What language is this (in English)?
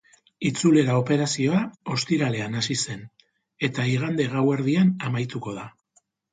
Basque